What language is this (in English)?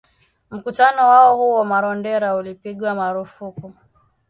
Swahili